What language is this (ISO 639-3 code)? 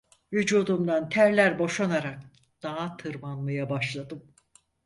tur